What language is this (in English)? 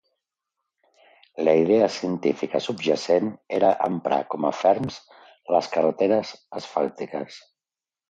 Catalan